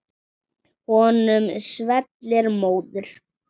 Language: Icelandic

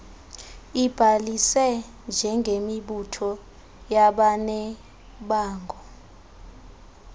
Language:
Xhosa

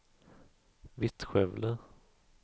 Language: Swedish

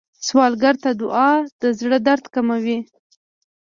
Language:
Pashto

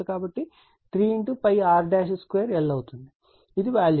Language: Telugu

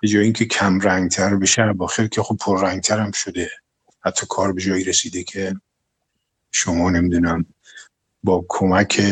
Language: Persian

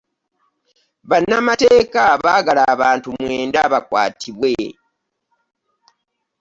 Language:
Ganda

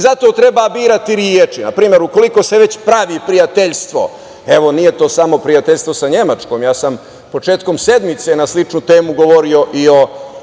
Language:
Serbian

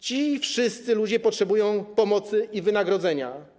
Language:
Polish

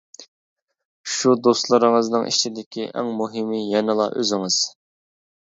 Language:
Uyghur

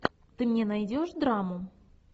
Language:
Russian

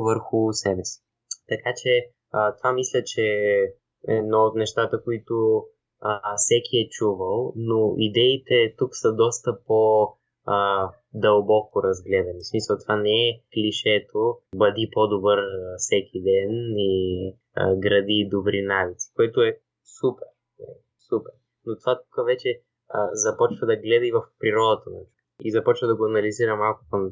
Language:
Bulgarian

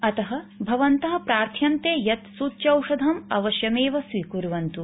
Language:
Sanskrit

